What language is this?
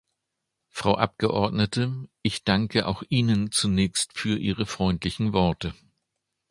German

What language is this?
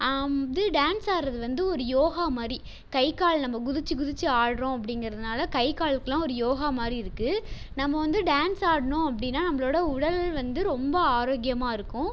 Tamil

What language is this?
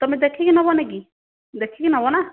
Odia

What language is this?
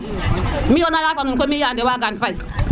Serer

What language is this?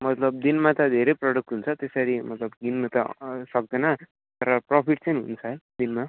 Nepali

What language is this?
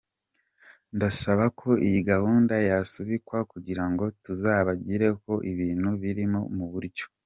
Kinyarwanda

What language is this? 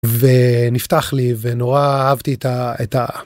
Hebrew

